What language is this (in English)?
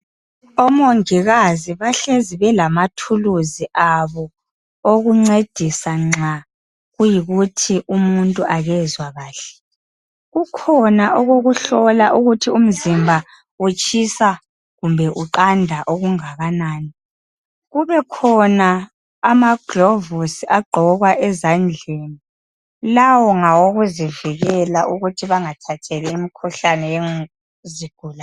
North Ndebele